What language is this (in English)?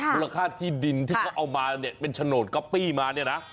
Thai